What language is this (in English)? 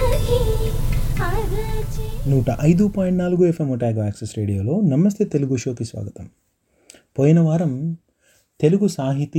Telugu